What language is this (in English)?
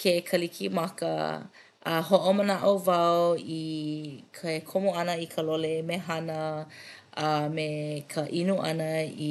Hawaiian